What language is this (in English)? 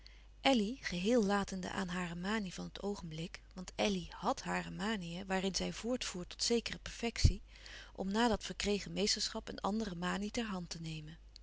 Dutch